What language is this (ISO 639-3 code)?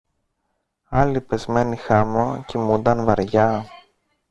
ell